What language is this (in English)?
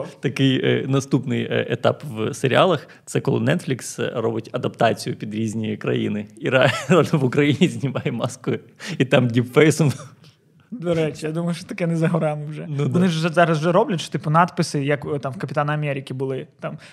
Ukrainian